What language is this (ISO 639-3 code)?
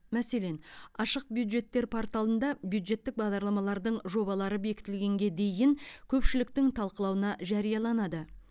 kaz